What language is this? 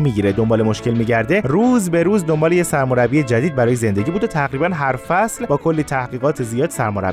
Persian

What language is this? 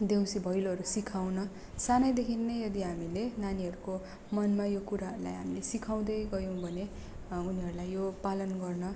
Nepali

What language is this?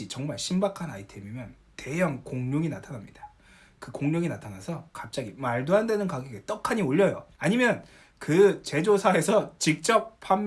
Korean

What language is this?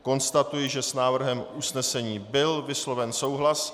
Czech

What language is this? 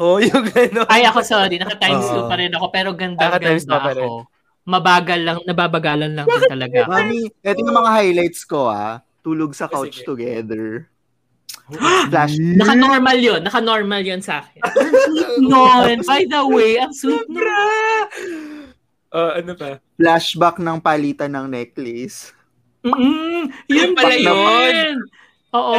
Filipino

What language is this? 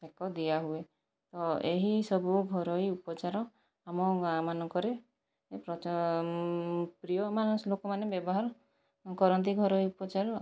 Odia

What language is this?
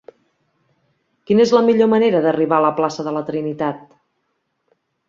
Catalan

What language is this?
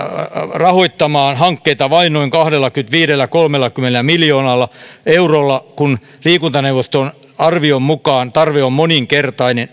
Finnish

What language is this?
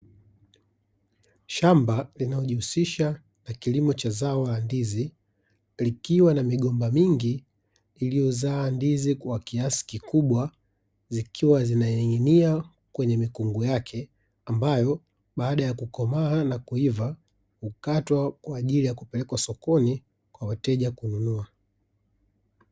Swahili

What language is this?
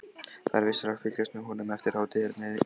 Icelandic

